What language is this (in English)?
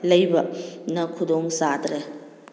Manipuri